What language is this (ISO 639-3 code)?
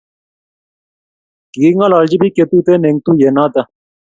kln